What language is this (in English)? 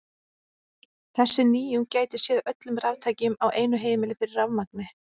Icelandic